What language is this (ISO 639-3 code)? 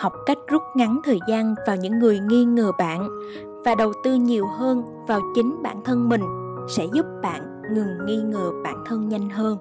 vie